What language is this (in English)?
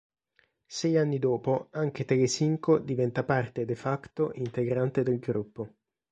Italian